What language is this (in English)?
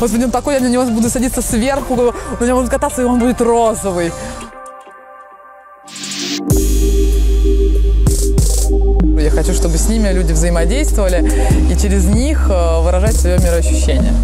Russian